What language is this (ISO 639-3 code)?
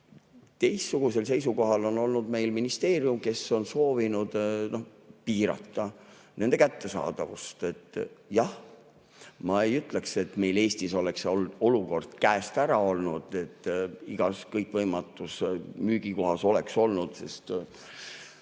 est